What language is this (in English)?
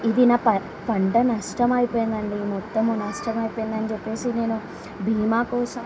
Telugu